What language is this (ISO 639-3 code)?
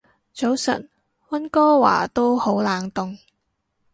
yue